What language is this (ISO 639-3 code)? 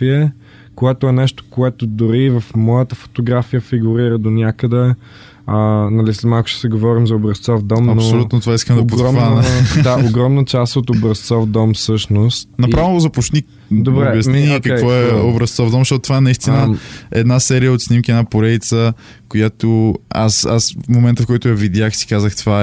bul